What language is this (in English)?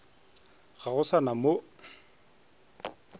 Northern Sotho